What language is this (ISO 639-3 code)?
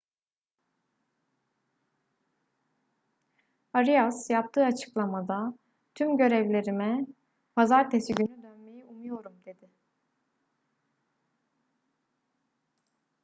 tur